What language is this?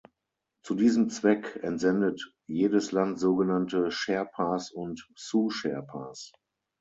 German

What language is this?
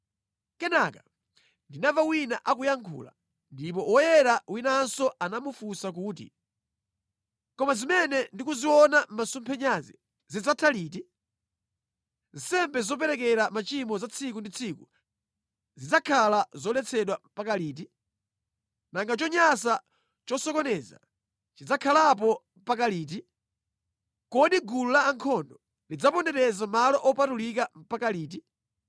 Nyanja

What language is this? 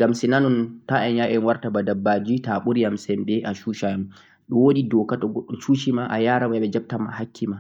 Central-Eastern Niger Fulfulde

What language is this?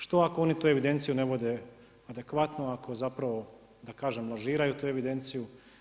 Croatian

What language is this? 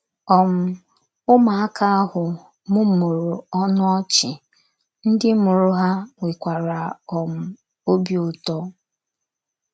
Igbo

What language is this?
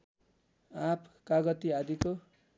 Nepali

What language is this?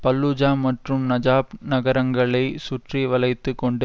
Tamil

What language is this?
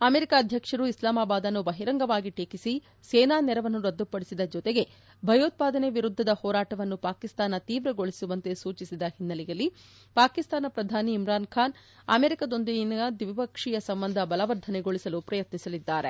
Kannada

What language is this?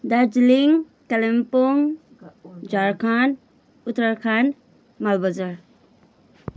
Nepali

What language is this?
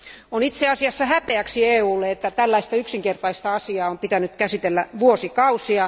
Finnish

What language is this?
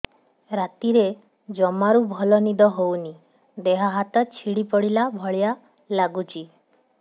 Odia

